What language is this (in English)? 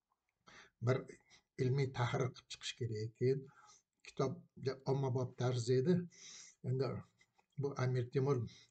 Arabic